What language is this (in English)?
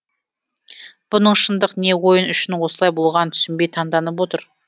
Kazakh